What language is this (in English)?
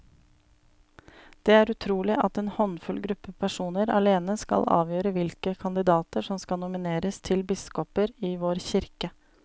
Norwegian